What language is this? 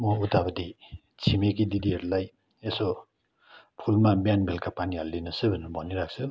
Nepali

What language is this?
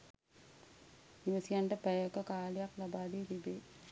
Sinhala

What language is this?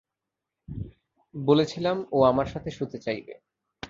Bangla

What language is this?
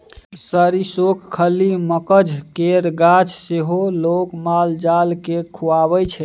Maithili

